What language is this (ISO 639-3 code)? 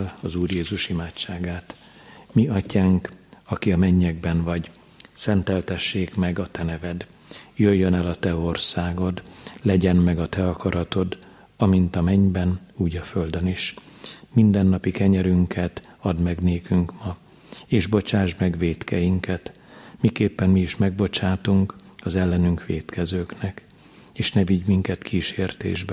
hun